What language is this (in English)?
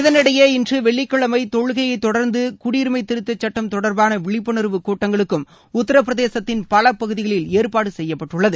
Tamil